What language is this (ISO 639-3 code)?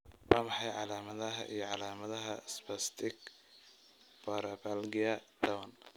som